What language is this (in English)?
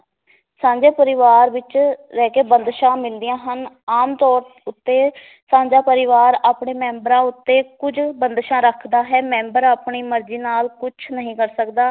Punjabi